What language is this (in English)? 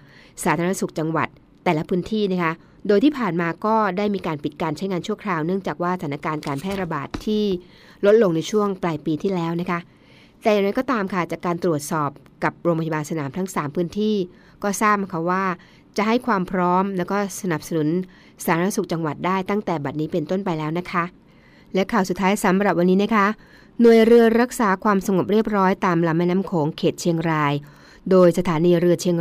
Thai